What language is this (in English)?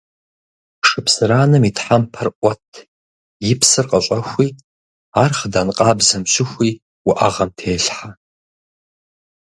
Kabardian